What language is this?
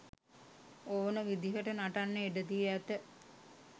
Sinhala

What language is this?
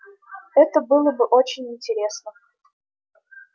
Russian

